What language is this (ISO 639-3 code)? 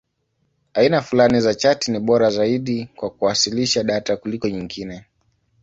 swa